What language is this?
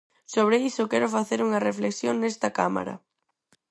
Galician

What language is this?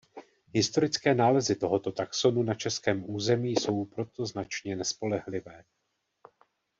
Czech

